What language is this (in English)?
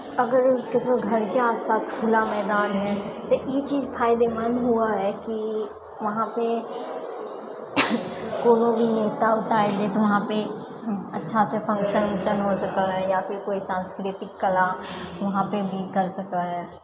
Maithili